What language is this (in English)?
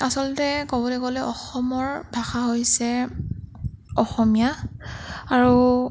Assamese